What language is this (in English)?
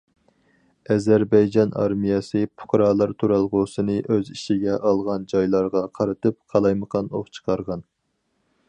Uyghur